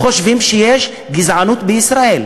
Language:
Hebrew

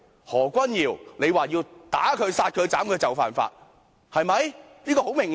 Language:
Cantonese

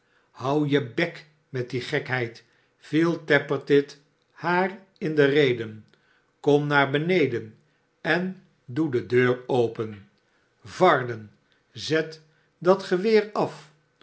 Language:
Dutch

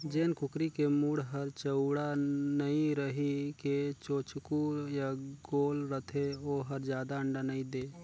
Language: Chhattisgarhi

